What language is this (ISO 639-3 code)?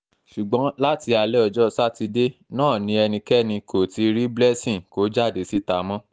yor